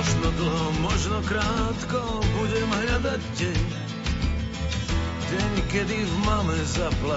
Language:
Slovak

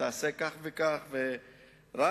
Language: Hebrew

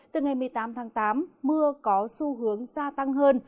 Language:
Vietnamese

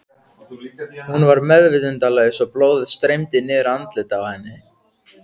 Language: Icelandic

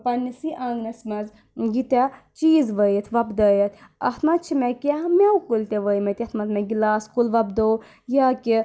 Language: Kashmiri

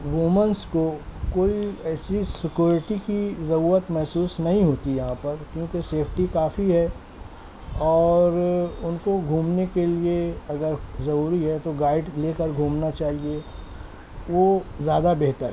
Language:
Urdu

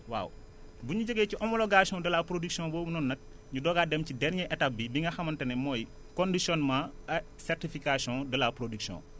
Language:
Wolof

